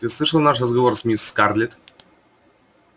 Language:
Russian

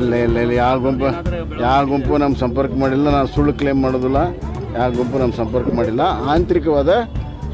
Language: Kannada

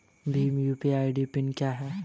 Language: Hindi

